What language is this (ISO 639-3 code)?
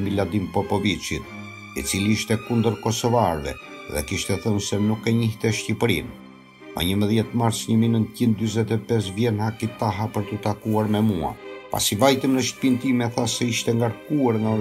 ita